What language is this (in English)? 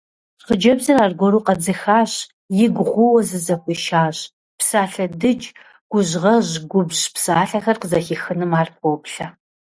Kabardian